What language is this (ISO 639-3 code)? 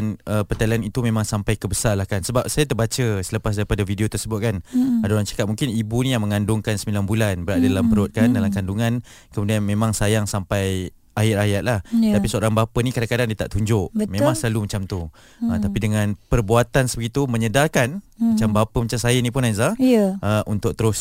msa